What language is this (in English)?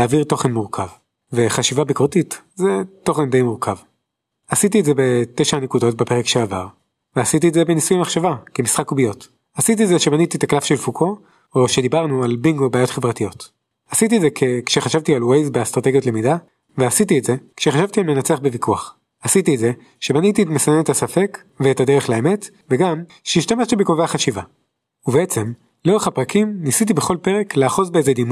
Hebrew